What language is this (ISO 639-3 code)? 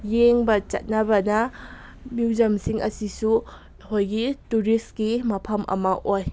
mni